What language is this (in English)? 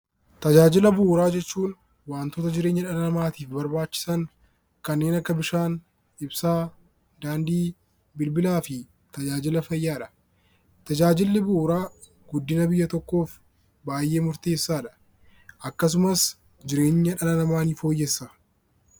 Oromo